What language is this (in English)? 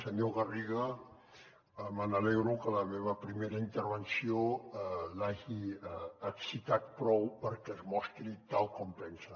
Catalan